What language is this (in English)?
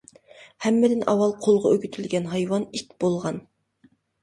Uyghur